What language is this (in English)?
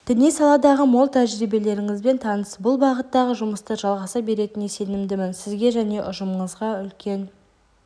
Kazakh